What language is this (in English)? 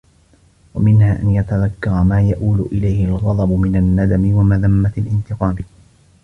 Arabic